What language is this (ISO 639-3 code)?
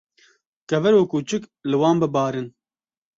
kur